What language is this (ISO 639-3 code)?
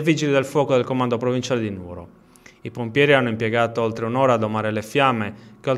ita